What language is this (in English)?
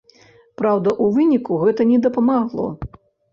Belarusian